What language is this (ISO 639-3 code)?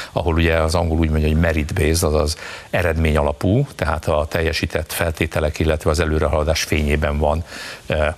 hun